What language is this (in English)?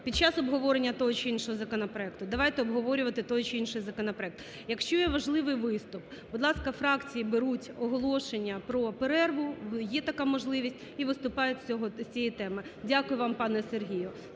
Ukrainian